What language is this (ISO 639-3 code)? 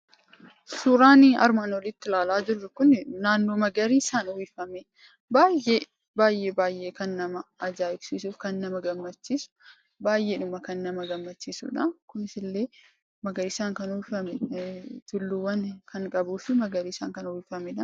orm